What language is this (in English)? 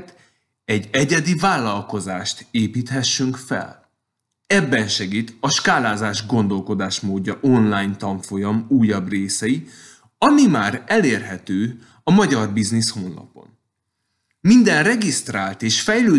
Hungarian